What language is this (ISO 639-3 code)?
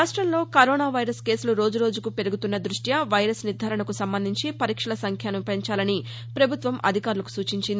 tel